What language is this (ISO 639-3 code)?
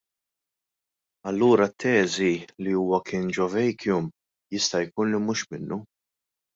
mlt